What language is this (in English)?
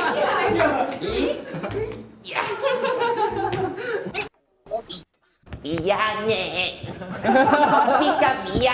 Korean